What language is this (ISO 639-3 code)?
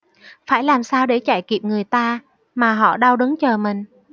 vie